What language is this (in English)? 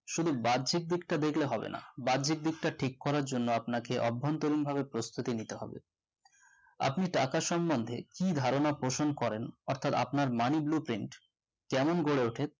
Bangla